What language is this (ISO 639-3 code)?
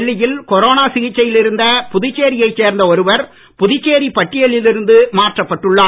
tam